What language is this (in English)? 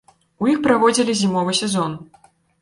Belarusian